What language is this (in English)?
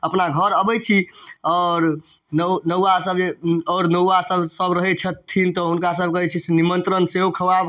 Maithili